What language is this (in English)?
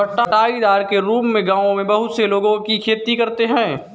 Hindi